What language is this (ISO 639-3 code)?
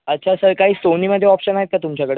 mar